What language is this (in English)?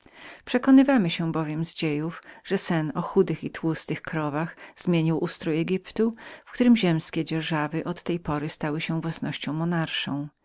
Polish